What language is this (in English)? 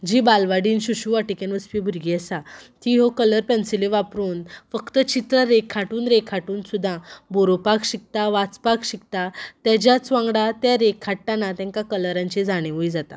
Konkani